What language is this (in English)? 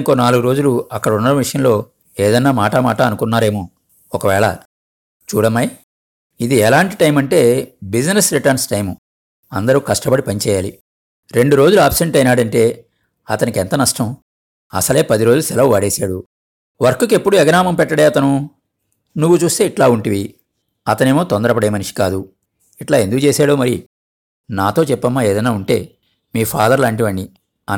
Telugu